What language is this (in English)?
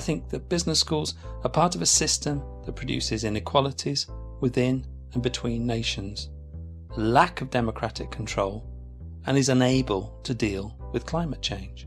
English